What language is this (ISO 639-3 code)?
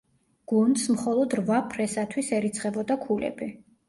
kat